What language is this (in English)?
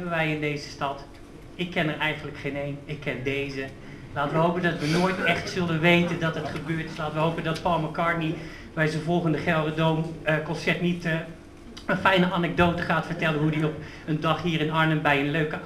Dutch